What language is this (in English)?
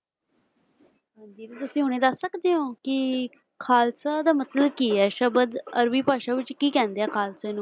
Punjabi